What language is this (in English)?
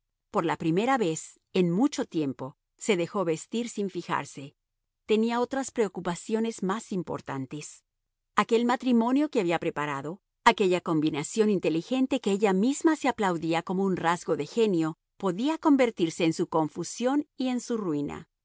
Spanish